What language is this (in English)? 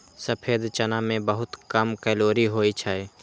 Maithili